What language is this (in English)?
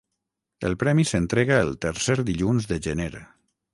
Catalan